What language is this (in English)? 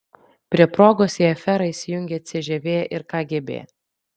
Lithuanian